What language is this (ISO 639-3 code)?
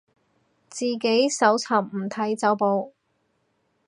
yue